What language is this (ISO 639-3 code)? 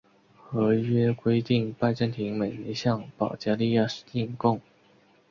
zho